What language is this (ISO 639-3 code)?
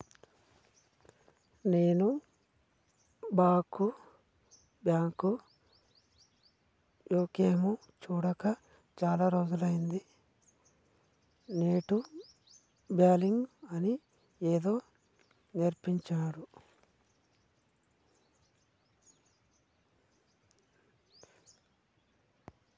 tel